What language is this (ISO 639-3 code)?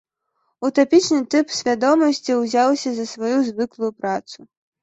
bel